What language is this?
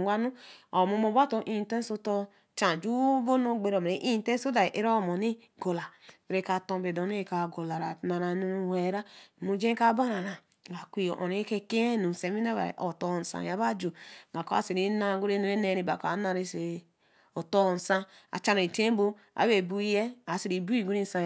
Eleme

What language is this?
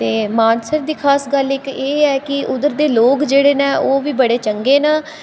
Dogri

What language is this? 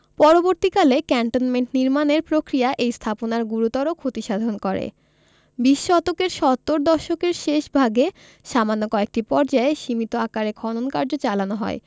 Bangla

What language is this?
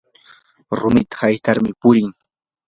Yanahuanca Pasco Quechua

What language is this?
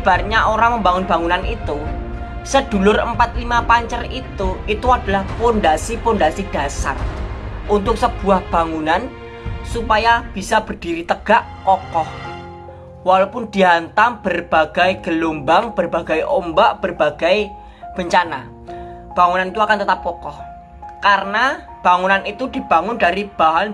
Indonesian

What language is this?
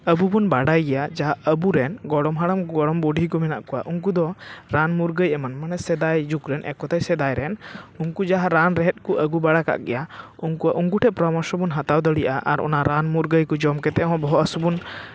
Santali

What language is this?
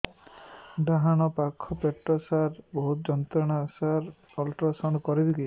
Odia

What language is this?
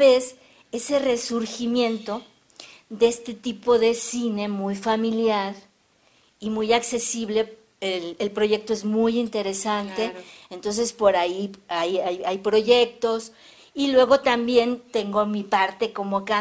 Spanish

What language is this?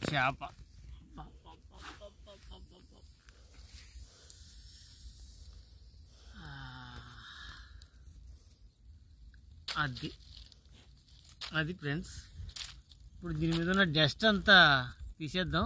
Telugu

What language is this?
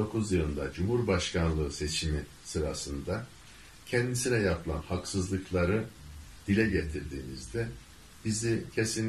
Turkish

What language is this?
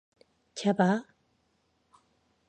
Korean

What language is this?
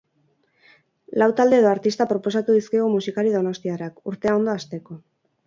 Basque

